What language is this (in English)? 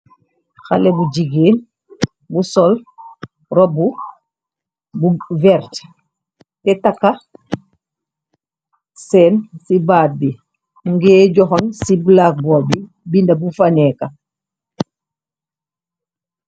Wolof